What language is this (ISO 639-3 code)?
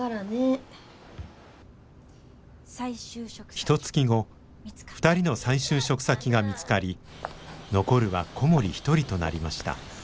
jpn